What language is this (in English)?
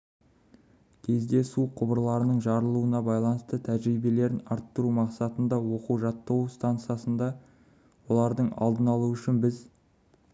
Kazakh